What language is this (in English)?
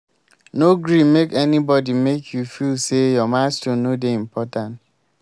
Nigerian Pidgin